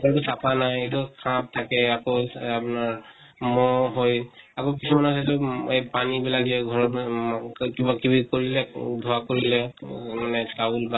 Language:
Assamese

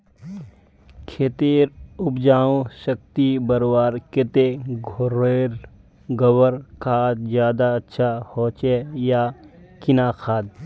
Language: Magahi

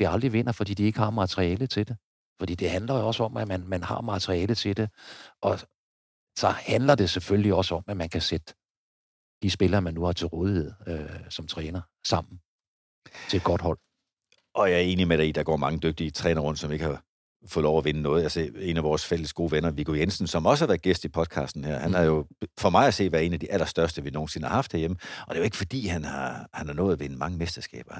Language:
Danish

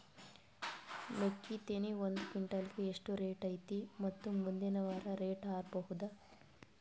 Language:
Kannada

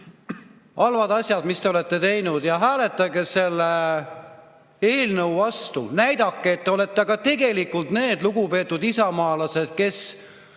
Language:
Estonian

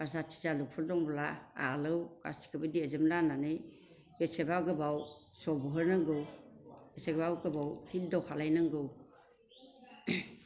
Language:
Bodo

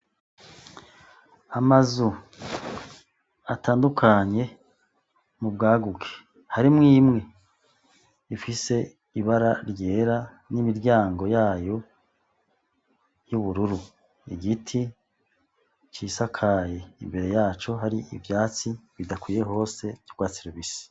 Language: Rundi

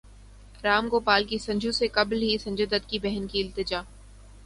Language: Urdu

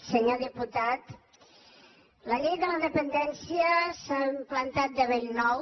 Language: Catalan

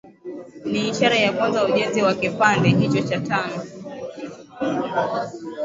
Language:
Swahili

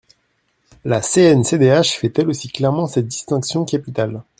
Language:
French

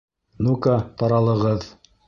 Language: Bashkir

